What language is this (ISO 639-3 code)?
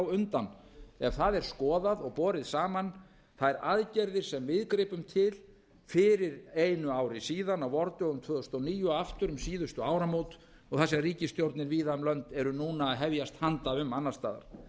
isl